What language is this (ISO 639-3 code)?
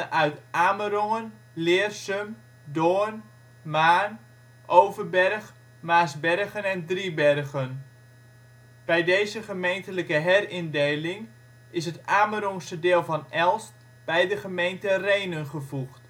nld